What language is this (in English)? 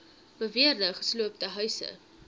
Afrikaans